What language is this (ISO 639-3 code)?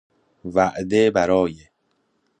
fas